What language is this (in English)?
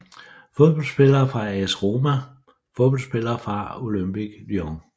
Danish